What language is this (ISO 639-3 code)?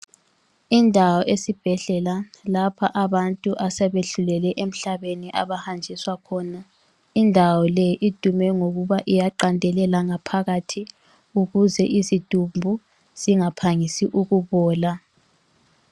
nde